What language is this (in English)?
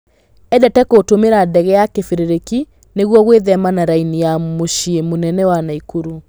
Kikuyu